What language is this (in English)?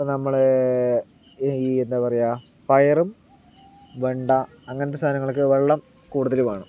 Malayalam